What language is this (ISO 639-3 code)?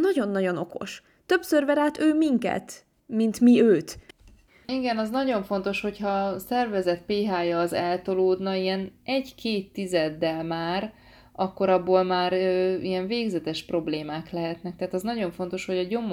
hun